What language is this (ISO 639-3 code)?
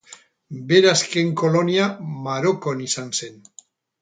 eus